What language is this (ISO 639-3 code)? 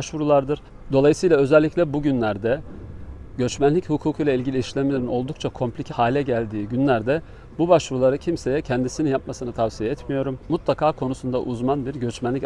tur